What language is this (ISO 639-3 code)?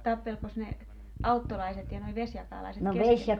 fin